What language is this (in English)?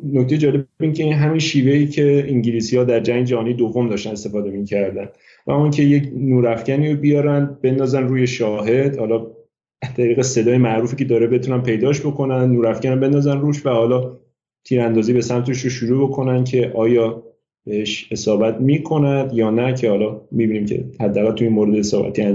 Persian